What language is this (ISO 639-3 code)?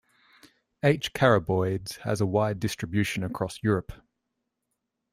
eng